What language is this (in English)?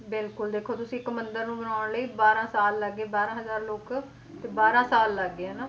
Punjabi